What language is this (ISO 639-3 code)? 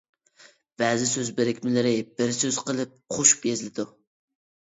uig